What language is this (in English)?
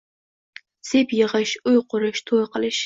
Uzbek